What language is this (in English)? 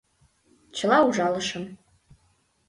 Mari